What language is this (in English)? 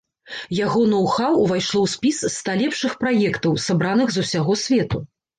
Belarusian